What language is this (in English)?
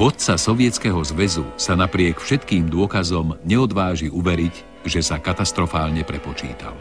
Slovak